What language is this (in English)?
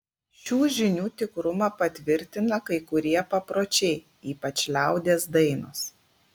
Lithuanian